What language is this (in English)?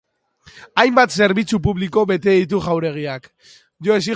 Basque